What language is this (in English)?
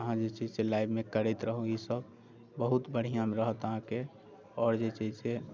Maithili